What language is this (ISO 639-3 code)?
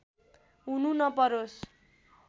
nep